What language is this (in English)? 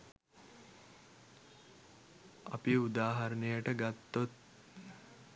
Sinhala